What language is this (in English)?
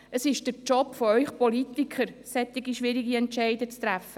Swiss German